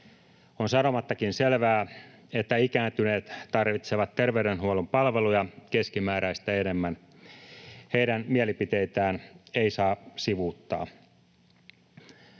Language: Finnish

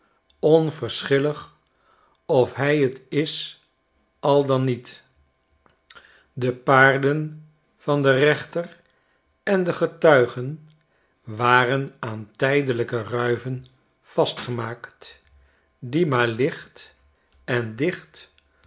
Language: Dutch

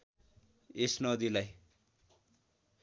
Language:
Nepali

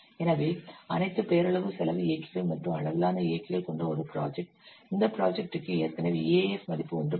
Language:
Tamil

